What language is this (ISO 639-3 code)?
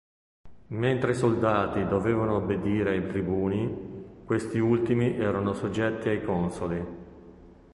ita